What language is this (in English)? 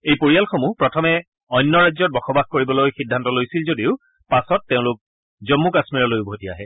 Assamese